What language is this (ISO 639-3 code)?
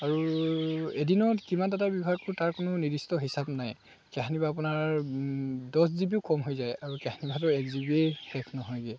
asm